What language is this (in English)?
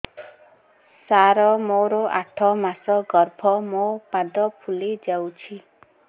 Odia